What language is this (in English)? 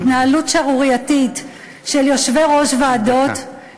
Hebrew